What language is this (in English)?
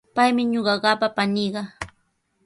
Sihuas Ancash Quechua